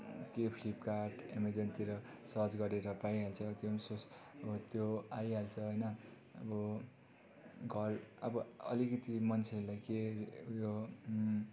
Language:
Nepali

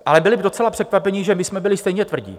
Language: Czech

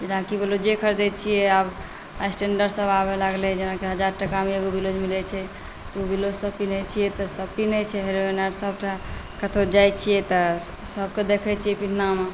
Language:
Maithili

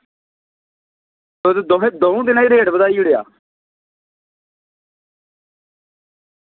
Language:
Dogri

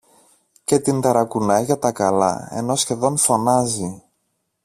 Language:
Greek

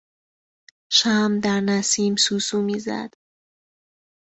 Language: Persian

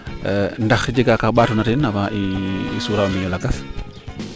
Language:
Serer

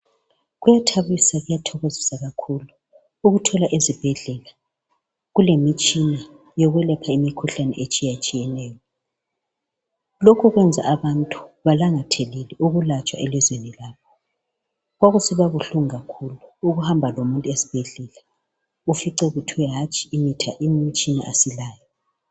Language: North Ndebele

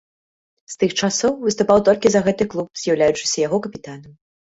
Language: Belarusian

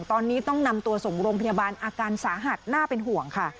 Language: Thai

